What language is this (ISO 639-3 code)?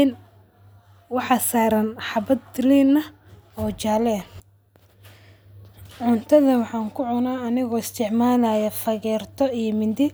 som